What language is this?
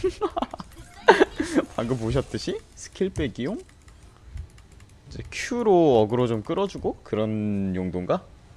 Korean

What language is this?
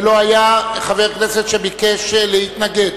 Hebrew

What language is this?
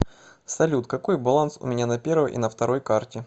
Russian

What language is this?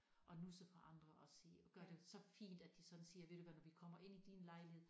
Danish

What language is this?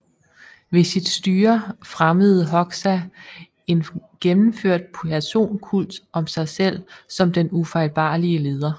Danish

